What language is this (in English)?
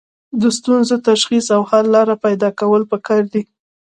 Pashto